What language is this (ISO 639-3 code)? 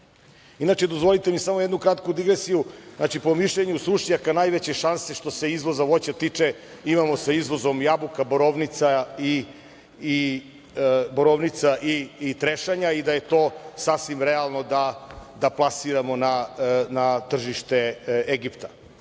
srp